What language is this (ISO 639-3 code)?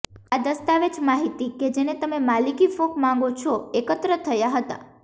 guj